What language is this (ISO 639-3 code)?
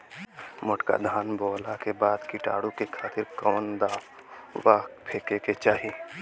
bho